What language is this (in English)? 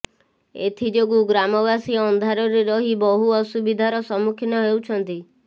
Odia